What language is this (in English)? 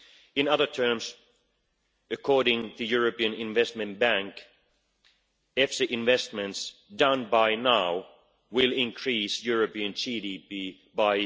English